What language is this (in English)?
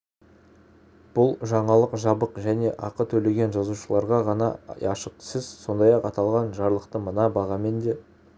Kazakh